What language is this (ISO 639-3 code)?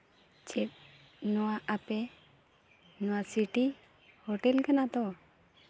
sat